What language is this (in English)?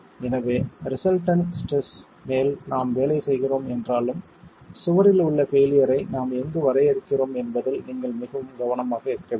Tamil